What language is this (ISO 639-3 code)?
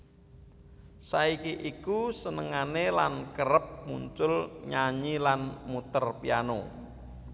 jav